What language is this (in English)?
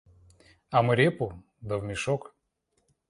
Russian